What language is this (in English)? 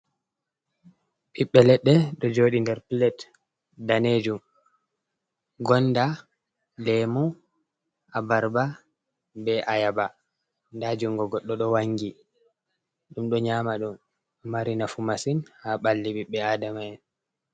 Fula